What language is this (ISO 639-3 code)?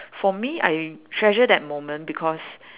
eng